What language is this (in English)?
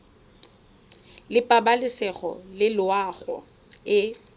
Tswana